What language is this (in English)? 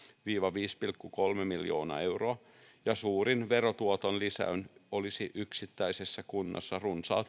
Finnish